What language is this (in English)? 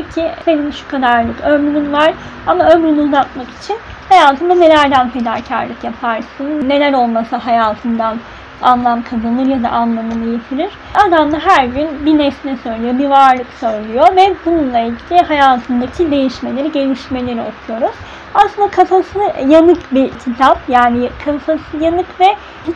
Turkish